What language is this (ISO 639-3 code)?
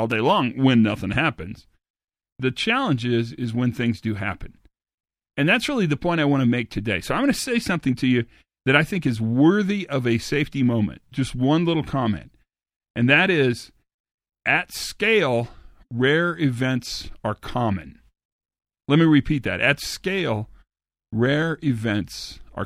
eng